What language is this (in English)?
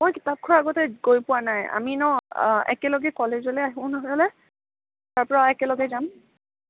Assamese